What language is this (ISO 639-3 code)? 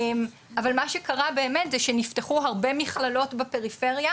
heb